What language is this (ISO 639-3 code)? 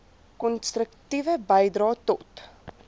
afr